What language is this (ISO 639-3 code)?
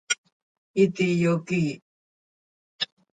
sei